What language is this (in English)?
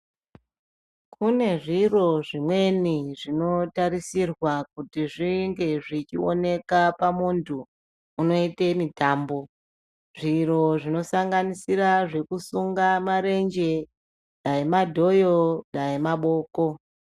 Ndau